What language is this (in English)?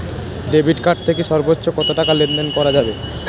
Bangla